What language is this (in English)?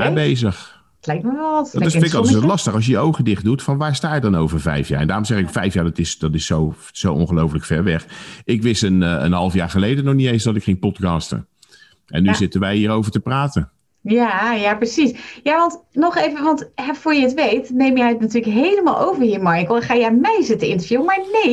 Dutch